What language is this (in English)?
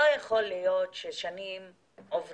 Hebrew